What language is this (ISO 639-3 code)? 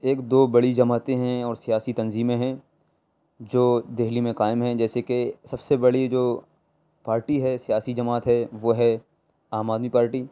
urd